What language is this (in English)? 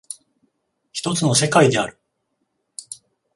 Japanese